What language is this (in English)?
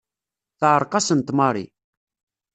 Kabyle